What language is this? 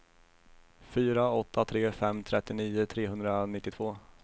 Swedish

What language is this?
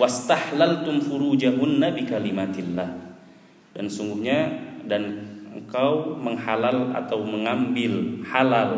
Indonesian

